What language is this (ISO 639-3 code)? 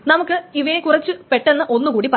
mal